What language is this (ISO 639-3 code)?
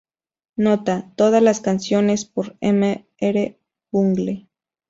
spa